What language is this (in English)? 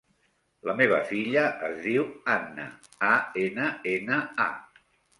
Catalan